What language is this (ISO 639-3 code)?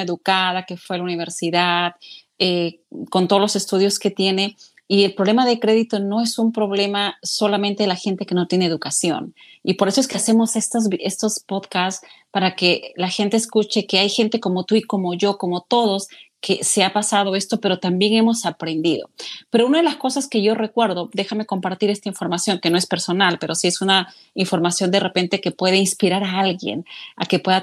spa